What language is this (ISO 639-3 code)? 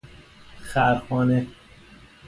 fas